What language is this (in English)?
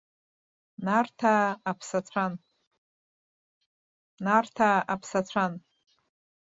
Abkhazian